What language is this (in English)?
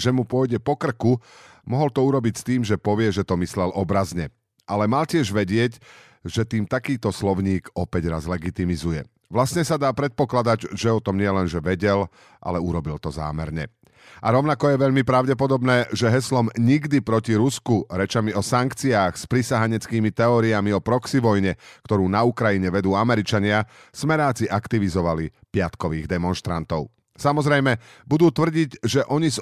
Slovak